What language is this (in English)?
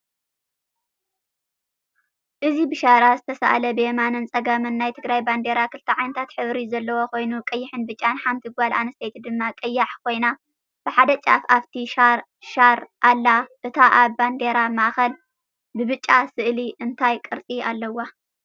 Tigrinya